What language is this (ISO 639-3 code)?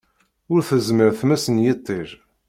kab